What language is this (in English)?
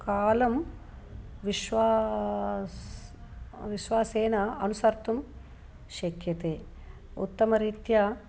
Sanskrit